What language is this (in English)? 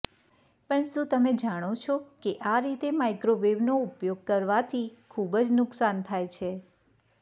Gujarati